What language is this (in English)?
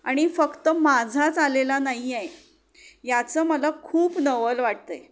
Marathi